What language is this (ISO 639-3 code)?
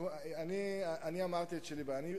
heb